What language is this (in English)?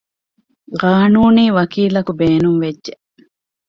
Divehi